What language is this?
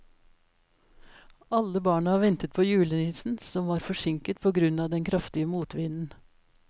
Norwegian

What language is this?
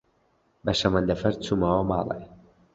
Central Kurdish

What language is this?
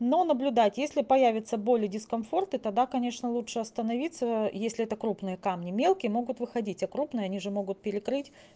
Russian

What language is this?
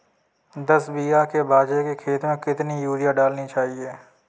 Hindi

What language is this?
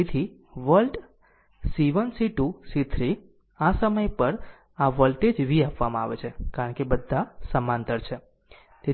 Gujarati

